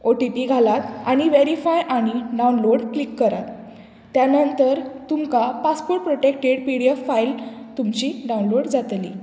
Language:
Konkani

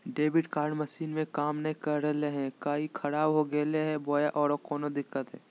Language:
Magahi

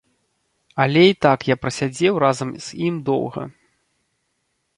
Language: Belarusian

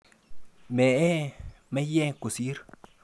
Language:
Kalenjin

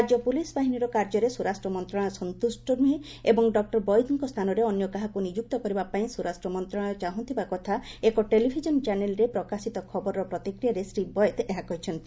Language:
Odia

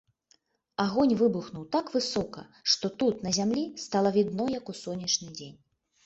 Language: Belarusian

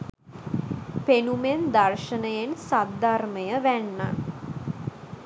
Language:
Sinhala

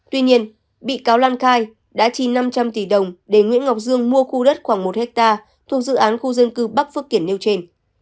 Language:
Vietnamese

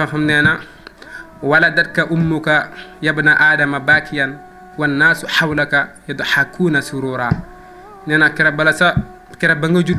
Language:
Arabic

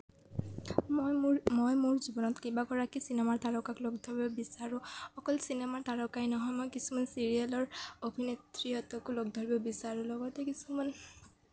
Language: Assamese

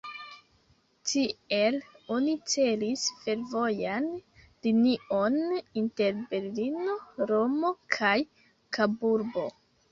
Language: Esperanto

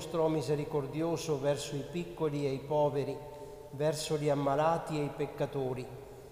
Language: Italian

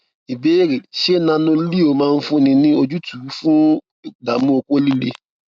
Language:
Yoruba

